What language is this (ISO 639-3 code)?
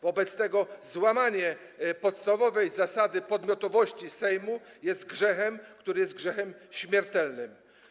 pol